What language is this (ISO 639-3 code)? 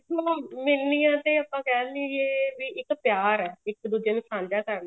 pan